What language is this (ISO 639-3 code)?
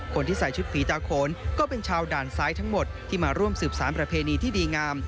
tha